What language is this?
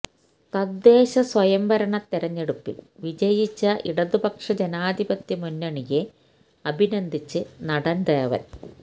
Malayalam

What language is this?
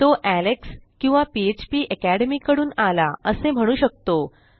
Marathi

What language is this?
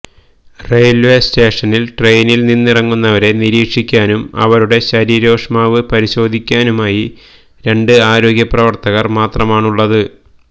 Malayalam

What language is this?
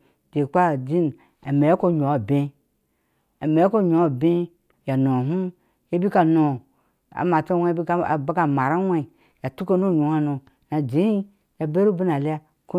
Ashe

